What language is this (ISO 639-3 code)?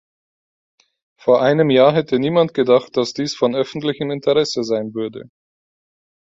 deu